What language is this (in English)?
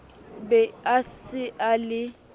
Southern Sotho